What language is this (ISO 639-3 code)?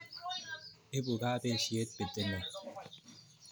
kln